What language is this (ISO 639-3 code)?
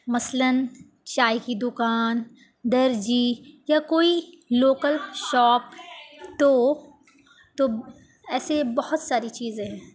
urd